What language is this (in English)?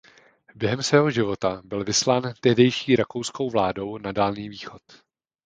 Czech